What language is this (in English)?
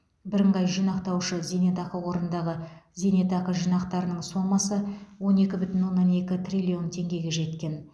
Kazakh